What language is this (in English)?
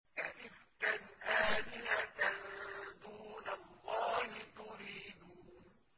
Arabic